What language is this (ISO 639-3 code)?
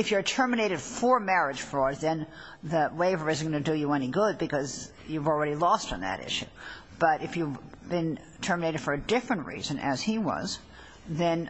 eng